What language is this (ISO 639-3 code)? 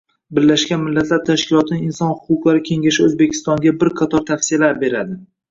uzb